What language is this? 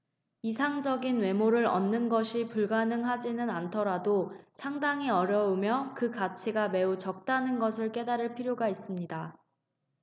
Korean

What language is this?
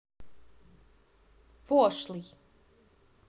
Russian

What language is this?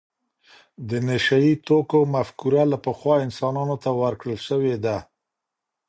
Pashto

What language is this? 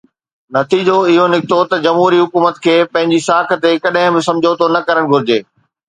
Sindhi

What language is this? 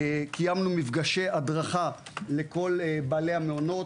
Hebrew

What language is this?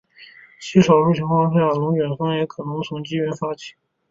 Chinese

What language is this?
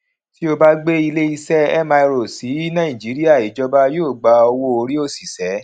Yoruba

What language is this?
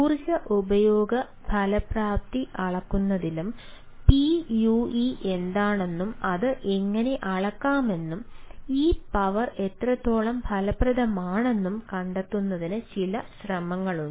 Malayalam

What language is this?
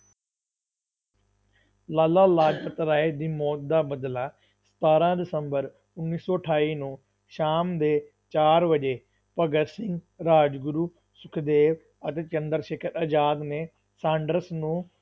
Punjabi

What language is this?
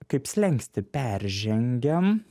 Lithuanian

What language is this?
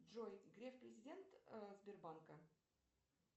Russian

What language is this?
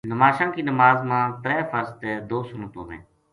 Gujari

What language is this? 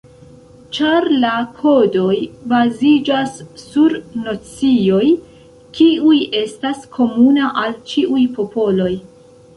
Esperanto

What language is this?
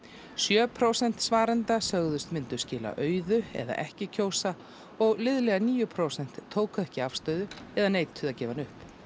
Icelandic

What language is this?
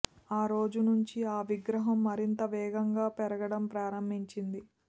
Telugu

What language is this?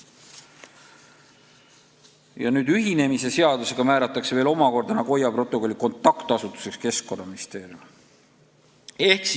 Estonian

